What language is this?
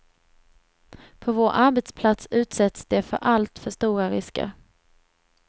Swedish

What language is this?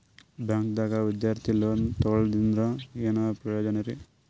Kannada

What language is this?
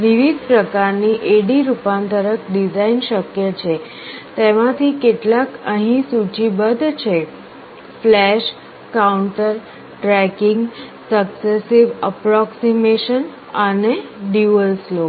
Gujarati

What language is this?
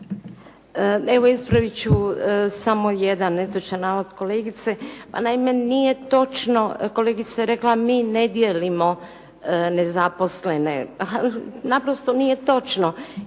Croatian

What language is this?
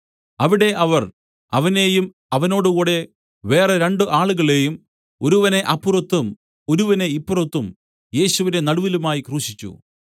Malayalam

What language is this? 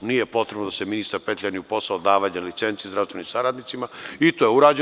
Serbian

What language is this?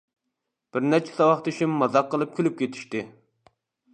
Uyghur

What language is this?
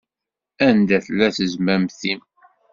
Kabyle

